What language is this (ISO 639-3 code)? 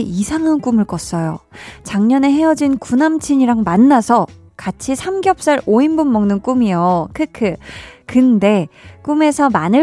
kor